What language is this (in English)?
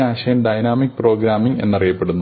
Malayalam